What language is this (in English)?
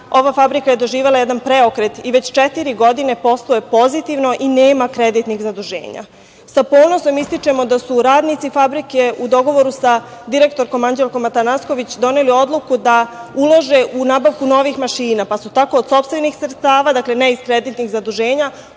Serbian